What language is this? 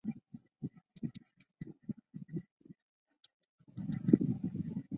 Chinese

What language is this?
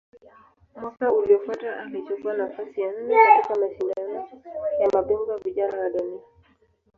Swahili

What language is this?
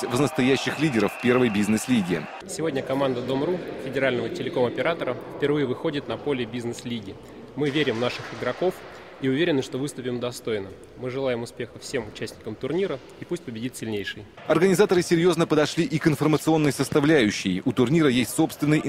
Russian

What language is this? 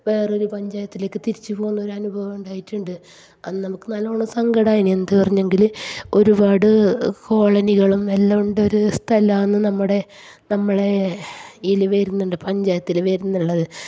Malayalam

